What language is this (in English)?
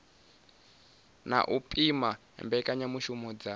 Venda